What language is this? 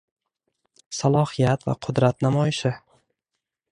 Uzbek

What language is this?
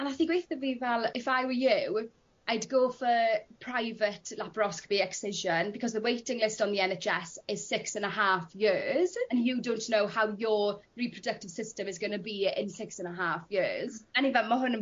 Welsh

